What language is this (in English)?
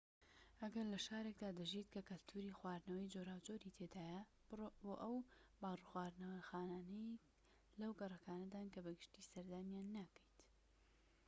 Central Kurdish